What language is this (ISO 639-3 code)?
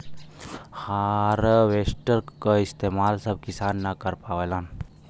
bho